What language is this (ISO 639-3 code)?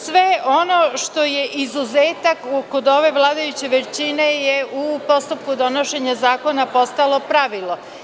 srp